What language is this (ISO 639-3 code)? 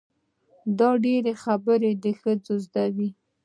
pus